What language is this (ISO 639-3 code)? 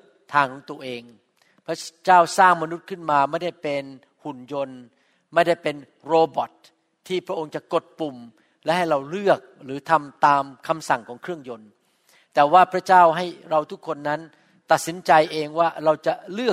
tha